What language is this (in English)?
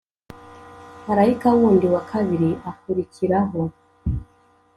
Kinyarwanda